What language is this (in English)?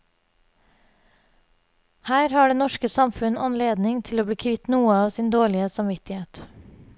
Norwegian